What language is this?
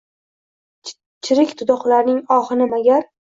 Uzbek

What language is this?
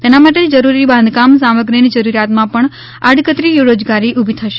Gujarati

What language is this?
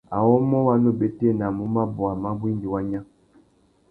Tuki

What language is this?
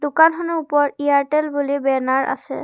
Assamese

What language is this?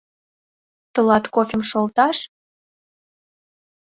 Mari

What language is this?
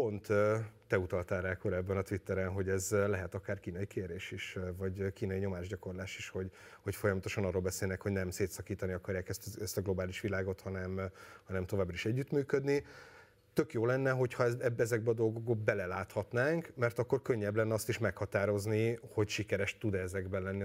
Hungarian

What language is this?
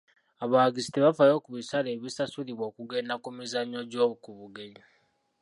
Ganda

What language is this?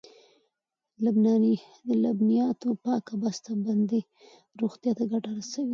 Pashto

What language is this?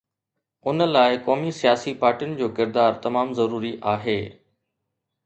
Sindhi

